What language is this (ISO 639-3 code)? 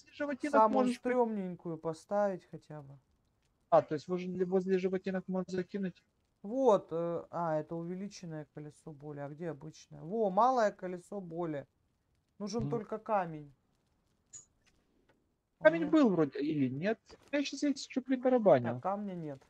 rus